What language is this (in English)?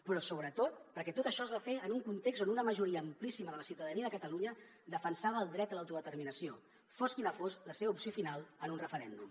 Catalan